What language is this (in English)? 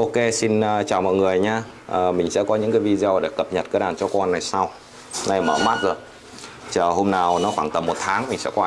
Vietnamese